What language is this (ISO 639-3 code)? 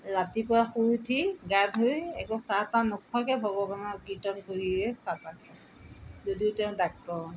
asm